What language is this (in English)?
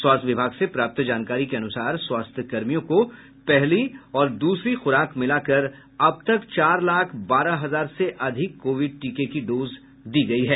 Hindi